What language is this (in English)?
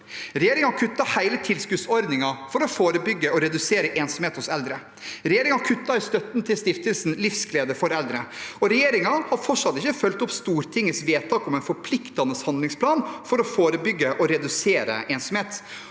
Norwegian